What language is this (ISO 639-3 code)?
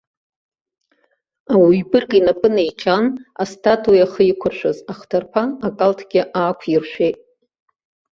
abk